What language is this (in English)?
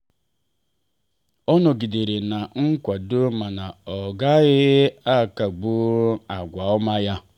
Igbo